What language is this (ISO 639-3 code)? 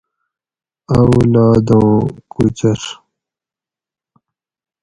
gwc